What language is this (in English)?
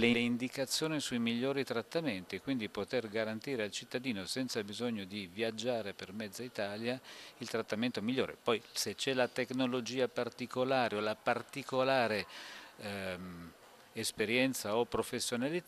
Italian